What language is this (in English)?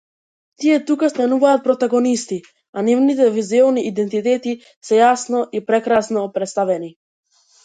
Macedonian